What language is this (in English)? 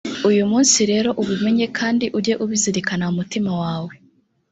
Kinyarwanda